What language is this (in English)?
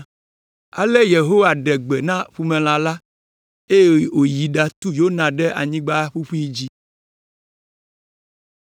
Ewe